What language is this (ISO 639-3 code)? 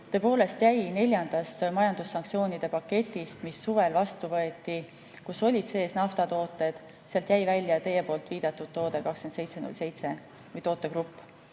est